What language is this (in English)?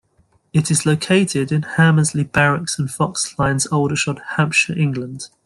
English